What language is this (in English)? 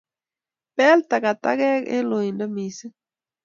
Kalenjin